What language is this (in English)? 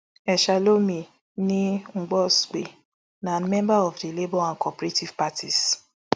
Nigerian Pidgin